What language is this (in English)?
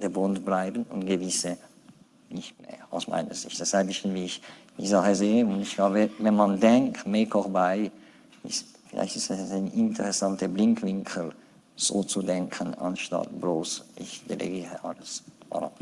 German